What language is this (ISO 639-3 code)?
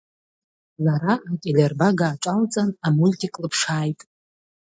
abk